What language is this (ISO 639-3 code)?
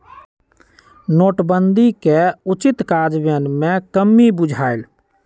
mag